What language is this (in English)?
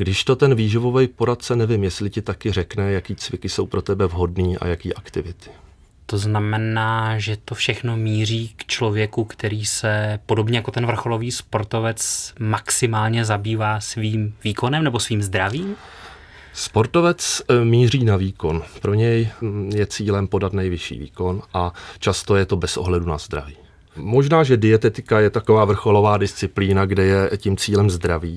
Czech